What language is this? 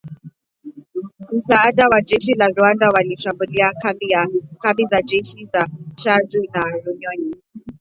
Swahili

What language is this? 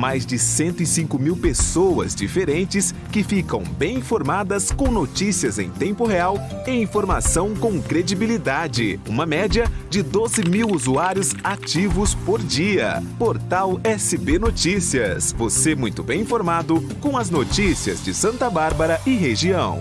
Portuguese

